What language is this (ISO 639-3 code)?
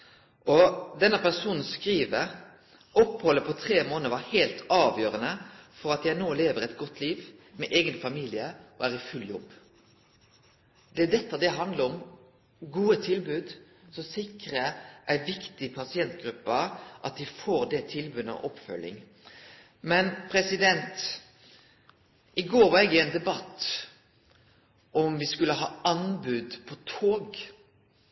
nno